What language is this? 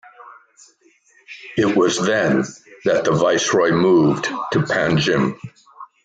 English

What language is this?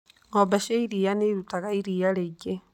Kikuyu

